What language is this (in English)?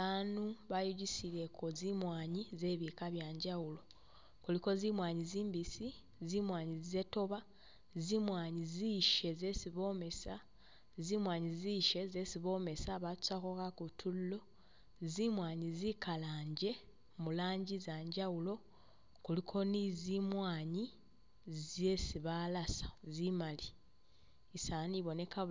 Masaaba